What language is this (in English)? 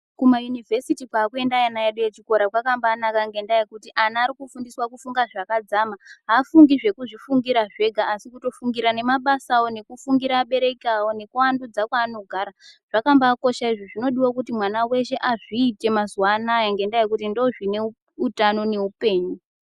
Ndau